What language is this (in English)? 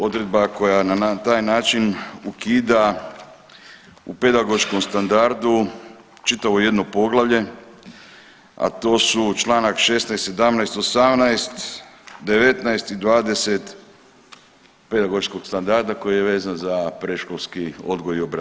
Croatian